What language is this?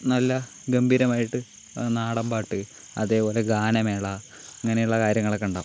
Malayalam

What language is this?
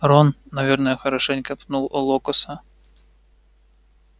Russian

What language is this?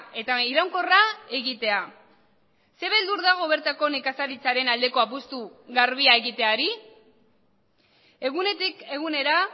Basque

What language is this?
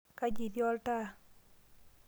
Masai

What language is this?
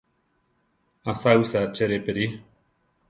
Central Tarahumara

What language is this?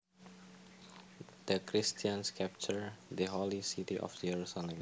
Javanese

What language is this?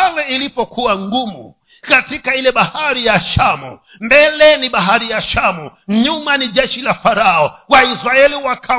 Swahili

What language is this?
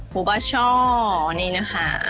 Thai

